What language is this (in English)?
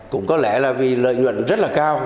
Vietnamese